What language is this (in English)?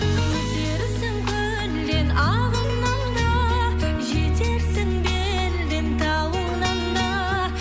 Kazakh